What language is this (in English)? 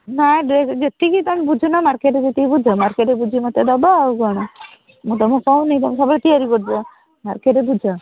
Odia